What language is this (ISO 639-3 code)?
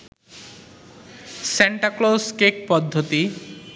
ben